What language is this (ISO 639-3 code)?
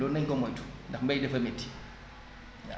wol